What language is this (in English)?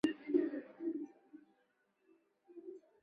Chinese